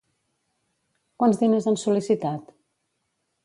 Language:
Catalan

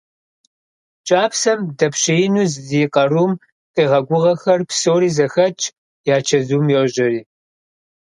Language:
Kabardian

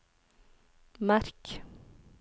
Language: Norwegian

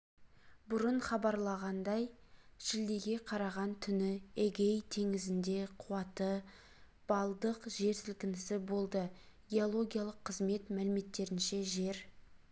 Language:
Kazakh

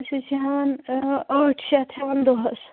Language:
Kashmiri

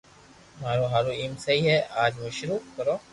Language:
Loarki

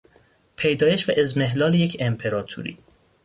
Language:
Persian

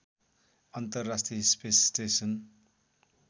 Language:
Nepali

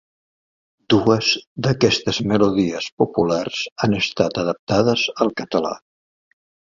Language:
Catalan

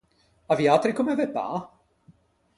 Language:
Ligurian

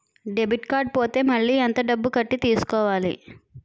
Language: Telugu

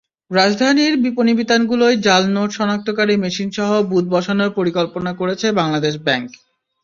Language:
Bangla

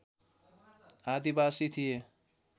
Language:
Nepali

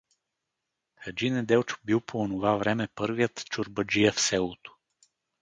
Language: Bulgarian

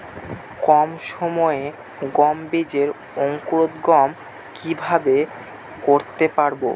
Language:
Bangla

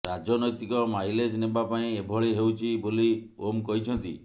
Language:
Odia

